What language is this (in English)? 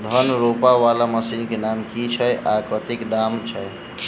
Maithili